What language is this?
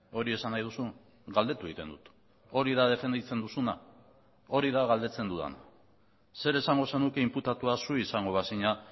Basque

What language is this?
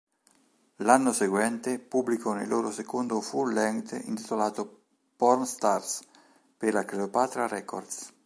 Italian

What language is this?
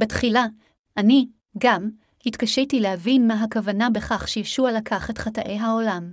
Hebrew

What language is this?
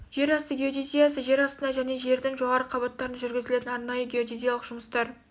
Kazakh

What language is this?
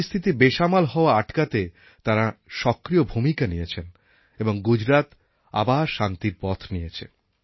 Bangla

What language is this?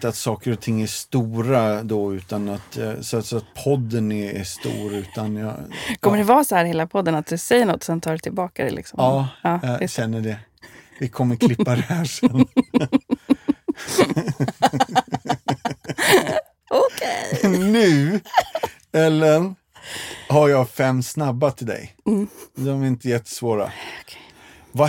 Swedish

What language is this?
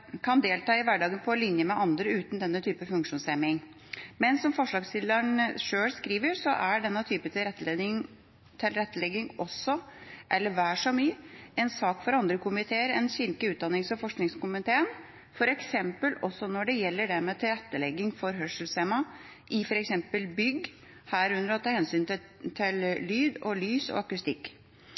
Norwegian Bokmål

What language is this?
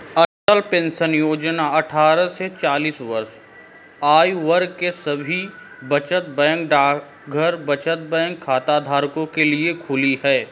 Hindi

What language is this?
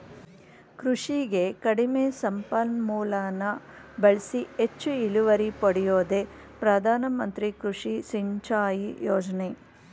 Kannada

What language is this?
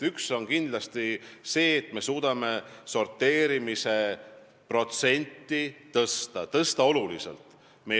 Estonian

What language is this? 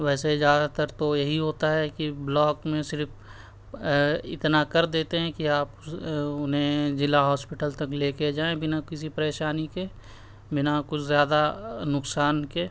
Urdu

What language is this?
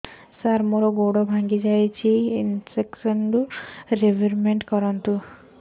Odia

